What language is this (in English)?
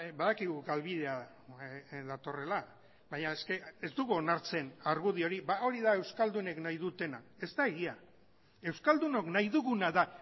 Basque